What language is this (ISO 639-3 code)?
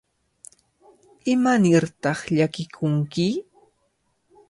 qvl